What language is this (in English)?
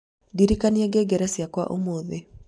Kikuyu